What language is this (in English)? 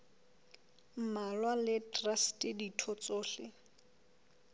Southern Sotho